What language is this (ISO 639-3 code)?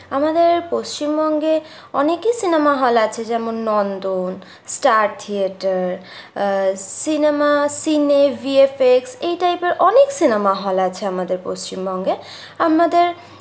ben